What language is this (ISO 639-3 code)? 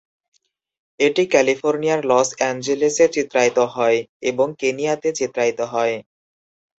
ben